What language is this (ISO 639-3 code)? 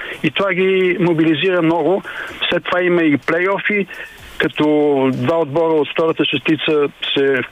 bul